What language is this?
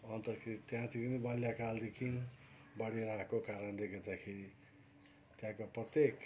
Nepali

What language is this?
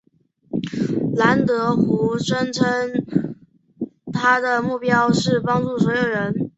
Chinese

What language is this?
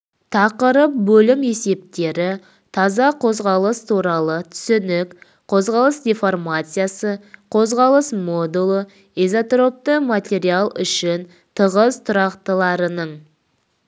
Kazakh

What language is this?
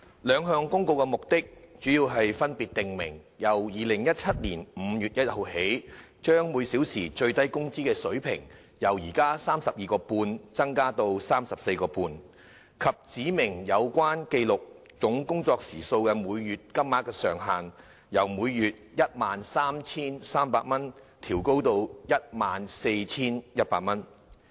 Cantonese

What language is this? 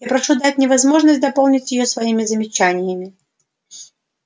Russian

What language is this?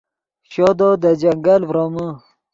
Yidgha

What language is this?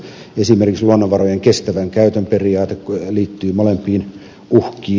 Finnish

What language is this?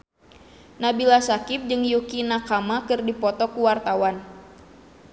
Sundanese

